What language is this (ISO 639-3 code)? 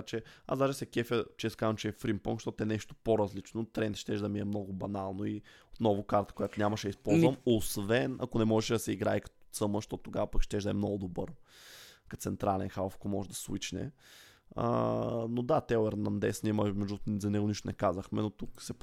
bul